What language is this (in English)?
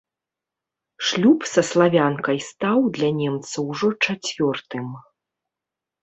Belarusian